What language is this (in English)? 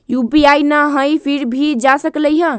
Magahi